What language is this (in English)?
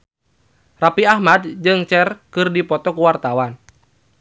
Sundanese